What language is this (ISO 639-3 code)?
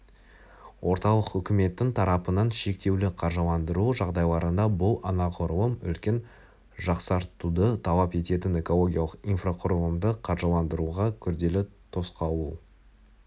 kaz